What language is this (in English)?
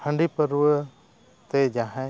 Santali